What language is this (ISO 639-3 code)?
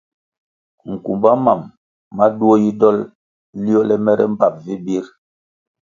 nmg